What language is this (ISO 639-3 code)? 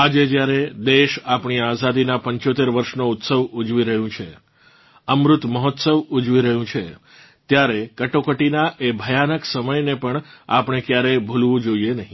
guj